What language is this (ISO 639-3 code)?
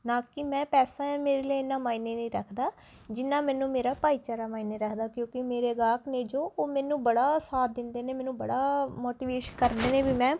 pan